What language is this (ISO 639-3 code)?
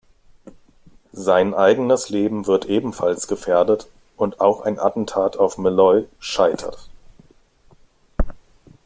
deu